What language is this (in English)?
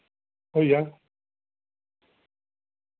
Dogri